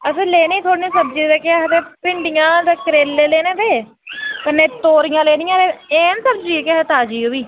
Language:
Dogri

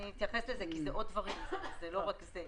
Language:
Hebrew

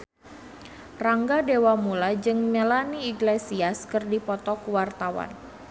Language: Sundanese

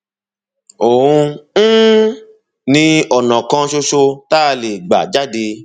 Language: Yoruba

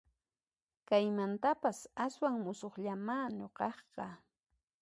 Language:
Puno Quechua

